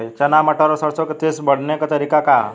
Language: Bhojpuri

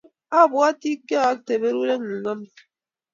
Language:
Kalenjin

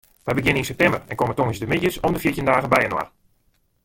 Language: Western Frisian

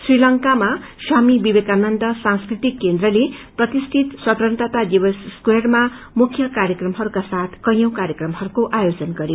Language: Nepali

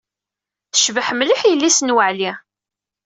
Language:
Kabyle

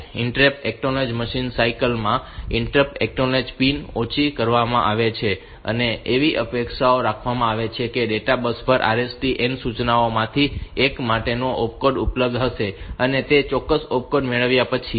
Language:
Gujarati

